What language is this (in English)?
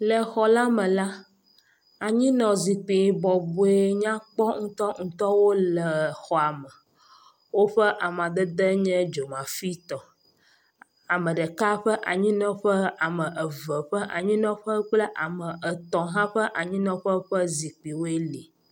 Ewe